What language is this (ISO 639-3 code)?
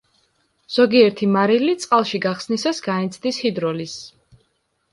kat